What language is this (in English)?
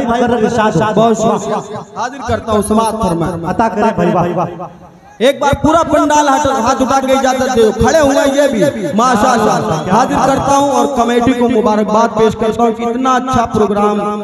Hindi